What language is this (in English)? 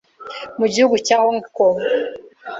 Kinyarwanda